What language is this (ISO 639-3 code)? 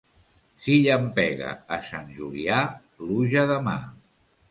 cat